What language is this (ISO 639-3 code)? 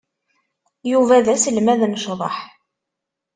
kab